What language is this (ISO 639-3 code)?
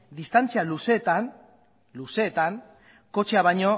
eus